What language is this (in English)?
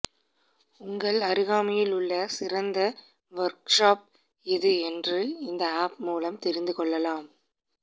Tamil